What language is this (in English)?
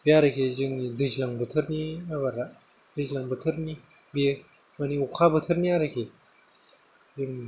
Bodo